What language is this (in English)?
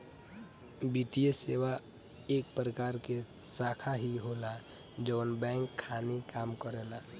Bhojpuri